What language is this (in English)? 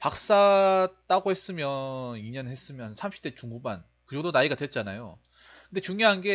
Korean